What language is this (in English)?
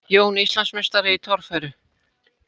Icelandic